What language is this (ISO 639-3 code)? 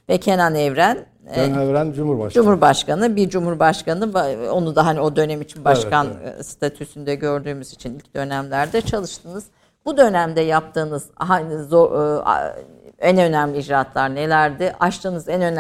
tur